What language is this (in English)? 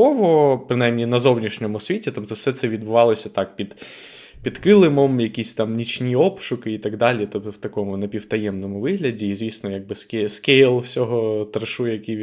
Ukrainian